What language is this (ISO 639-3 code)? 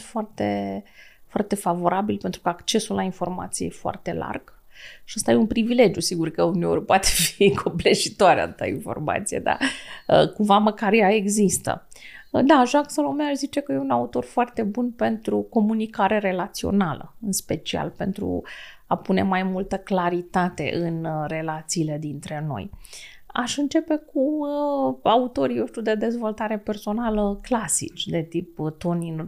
ron